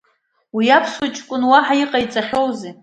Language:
Abkhazian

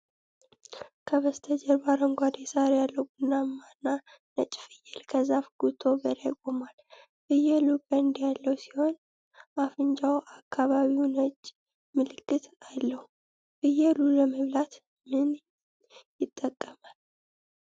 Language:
Amharic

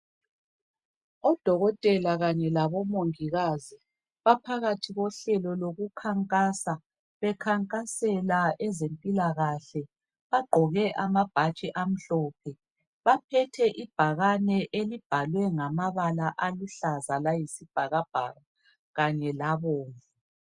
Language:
North Ndebele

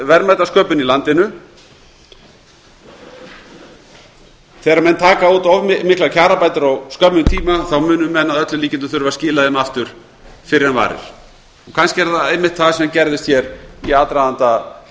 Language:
Icelandic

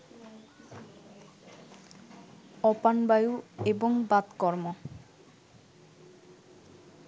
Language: Bangla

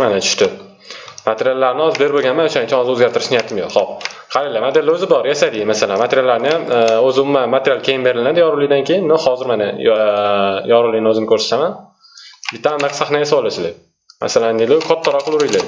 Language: Turkish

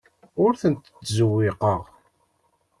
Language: Kabyle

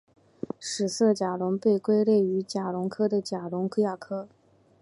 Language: Chinese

